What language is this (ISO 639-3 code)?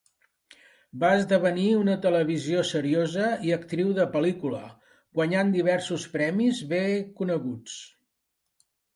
cat